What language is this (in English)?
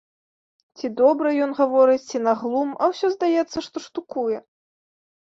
Belarusian